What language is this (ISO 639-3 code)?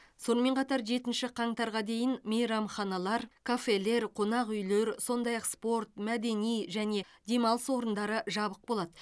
kaz